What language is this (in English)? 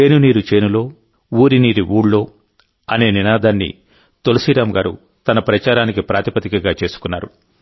Telugu